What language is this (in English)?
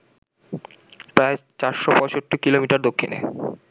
Bangla